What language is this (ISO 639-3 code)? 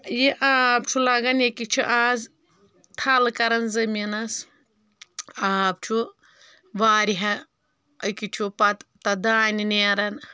kas